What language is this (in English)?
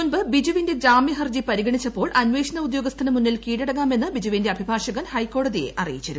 Malayalam